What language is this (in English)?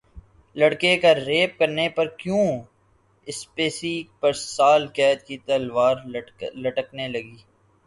Urdu